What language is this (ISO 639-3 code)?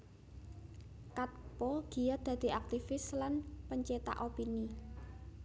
jav